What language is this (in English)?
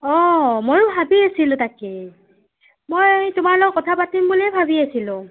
Assamese